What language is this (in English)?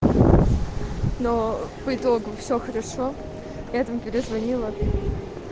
Russian